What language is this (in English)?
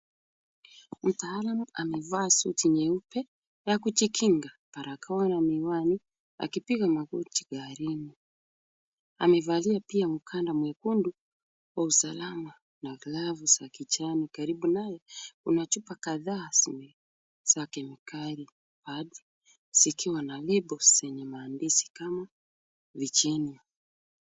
Swahili